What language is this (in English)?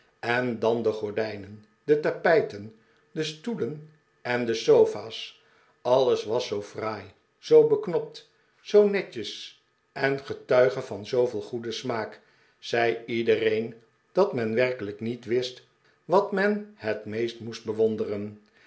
Dutch